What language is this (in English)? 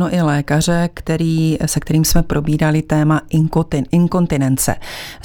Czech